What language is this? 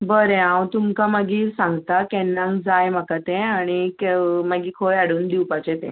Konkani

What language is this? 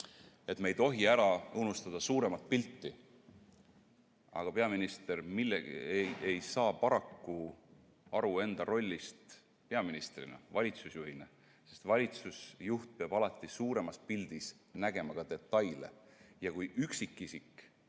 Estonian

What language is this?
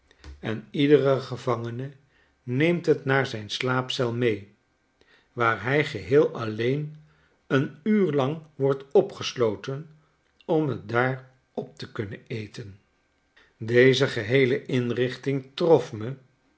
Dutch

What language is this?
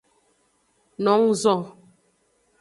Aja (Benin)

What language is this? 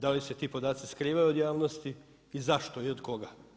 Croatian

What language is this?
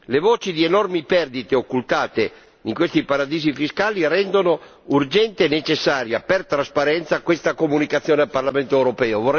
Italian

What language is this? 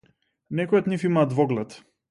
Macedonian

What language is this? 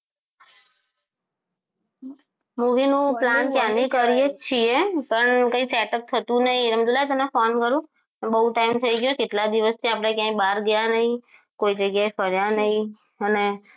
Gujarati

